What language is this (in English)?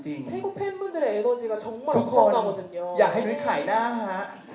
Thai